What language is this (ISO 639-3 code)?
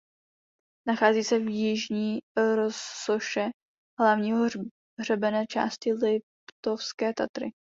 ces